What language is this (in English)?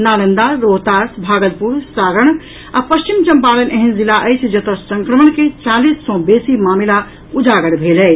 Maithili